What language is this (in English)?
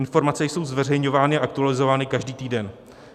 Czech